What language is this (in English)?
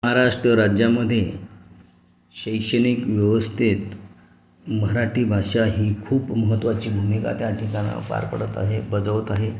Marathi